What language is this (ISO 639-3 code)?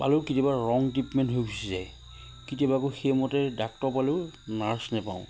asm